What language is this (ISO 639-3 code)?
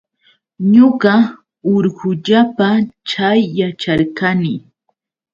qux